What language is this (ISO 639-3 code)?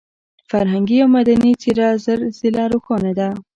pus